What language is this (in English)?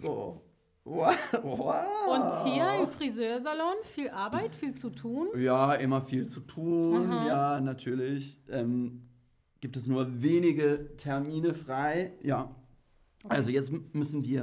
German